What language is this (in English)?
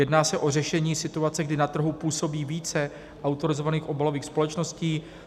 Czech